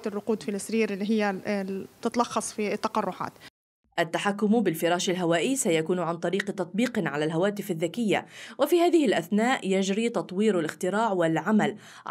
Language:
Arabic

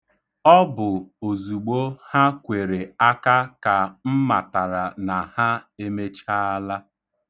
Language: Igbo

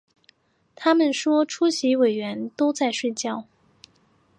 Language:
Chinese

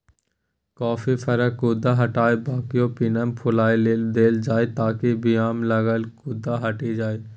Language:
Maithili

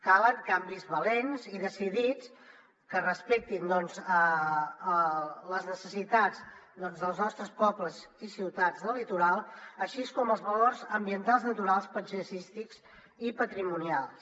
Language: Catalan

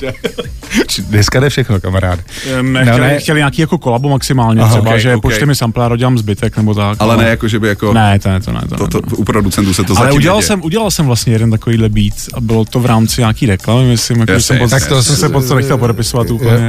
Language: Czech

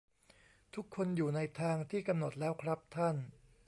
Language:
Thai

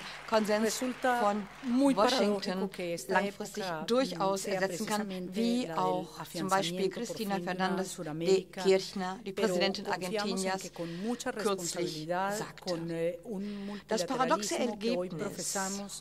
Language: German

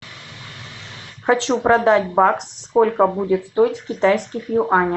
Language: Russian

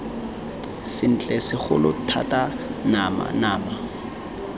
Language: Tswana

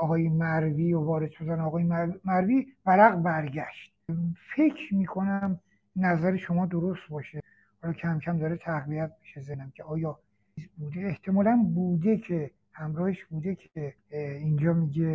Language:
Persian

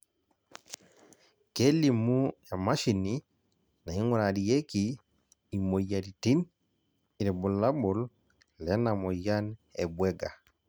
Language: Masai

